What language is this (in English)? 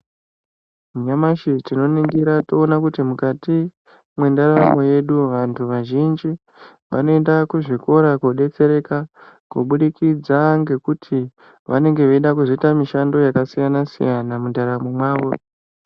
Ndau